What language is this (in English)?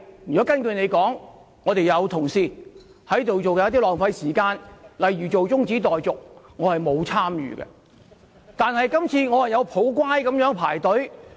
Cantonese